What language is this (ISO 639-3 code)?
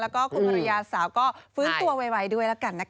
tha